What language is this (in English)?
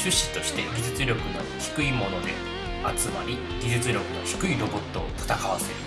Japanese